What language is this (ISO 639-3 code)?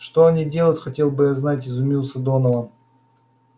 rus